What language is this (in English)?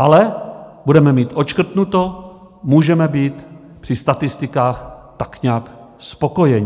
Czech